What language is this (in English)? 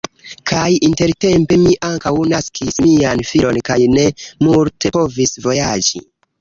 Esperanto